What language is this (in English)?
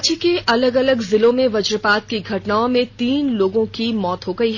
Hindi